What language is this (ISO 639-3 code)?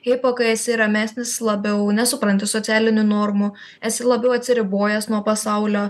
lit